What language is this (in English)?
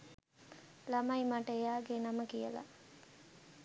Sinhala